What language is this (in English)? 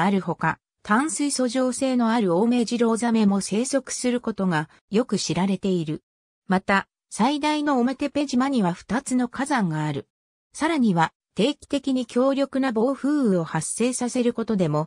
Japanese